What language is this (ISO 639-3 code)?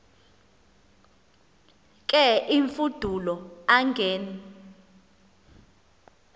xho